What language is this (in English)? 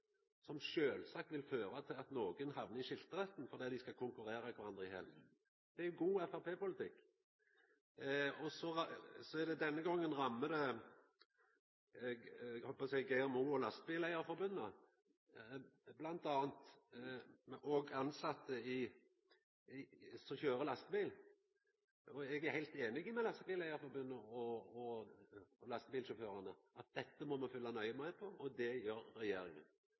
Norwegian Nynorsk